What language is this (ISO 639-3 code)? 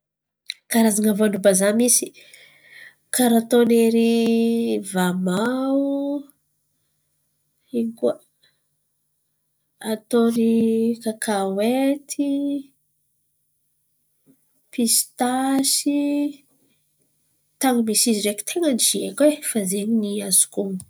xmv